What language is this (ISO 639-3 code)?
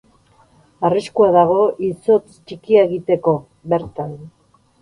eus